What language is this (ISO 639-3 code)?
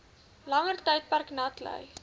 afr